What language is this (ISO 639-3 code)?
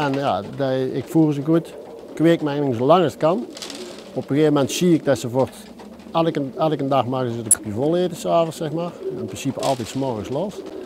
nld